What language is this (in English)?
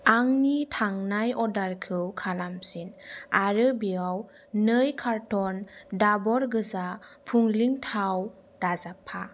Bodo